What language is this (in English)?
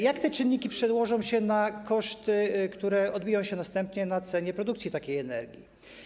Polish